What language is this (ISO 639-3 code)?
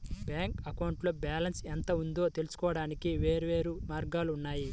tel